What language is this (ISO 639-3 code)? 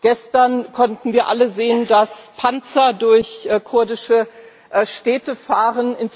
deu